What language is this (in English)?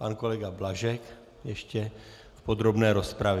Czech